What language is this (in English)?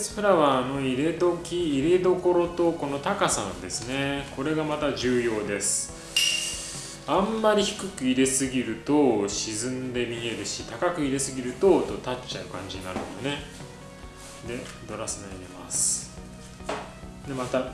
Japanese